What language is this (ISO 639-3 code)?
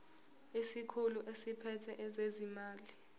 zul